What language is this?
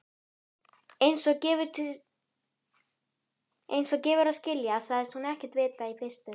Icelandic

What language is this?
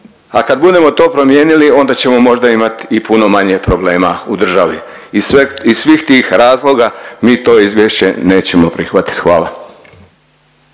Croatian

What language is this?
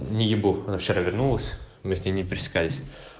Russian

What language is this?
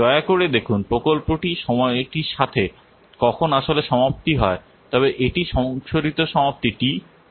Bangla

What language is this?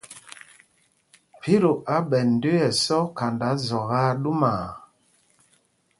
Mpumpong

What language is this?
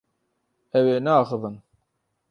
Kurdish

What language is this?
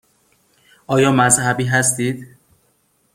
Persian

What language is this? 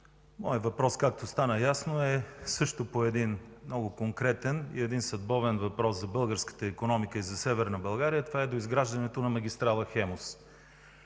Bulgarian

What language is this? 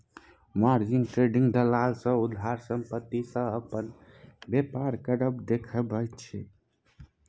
Maithili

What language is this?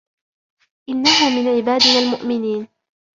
Arabic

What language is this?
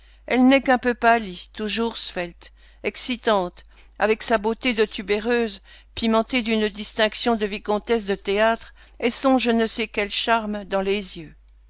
French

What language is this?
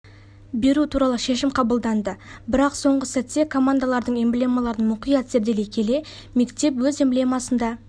Kazakh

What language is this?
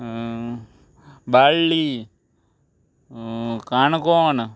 Konkani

